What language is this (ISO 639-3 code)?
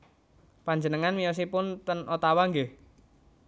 jav